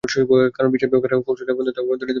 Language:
Bangla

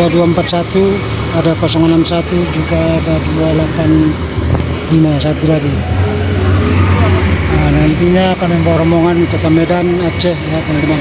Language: Indonesian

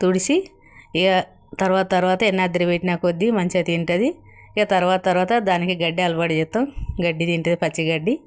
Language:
Telugu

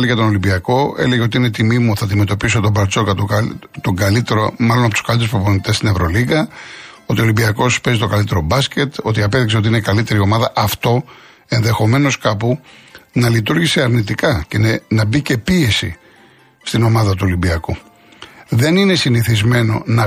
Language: Greek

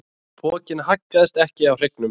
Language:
Icelandic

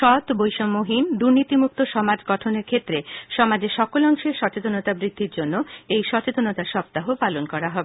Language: Bangla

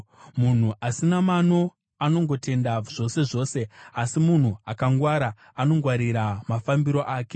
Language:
Shona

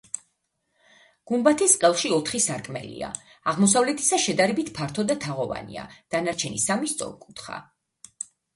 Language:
Georgian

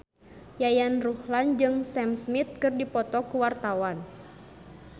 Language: Sundanese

